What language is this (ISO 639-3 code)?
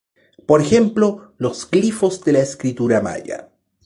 spa